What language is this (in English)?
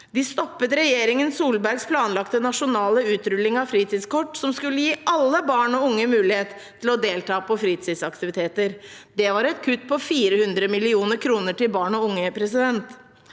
Norwegian